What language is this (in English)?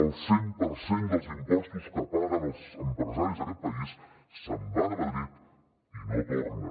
Catalan